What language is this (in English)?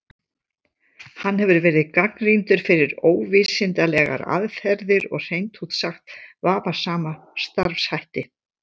Icelandic